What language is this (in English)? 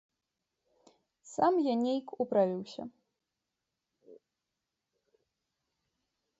Belarusian